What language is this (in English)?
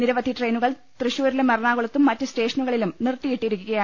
Malayalam